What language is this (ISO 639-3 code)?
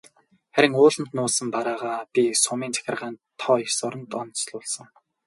mon